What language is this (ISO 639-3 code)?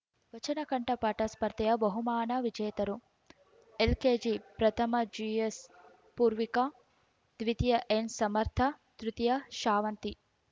kan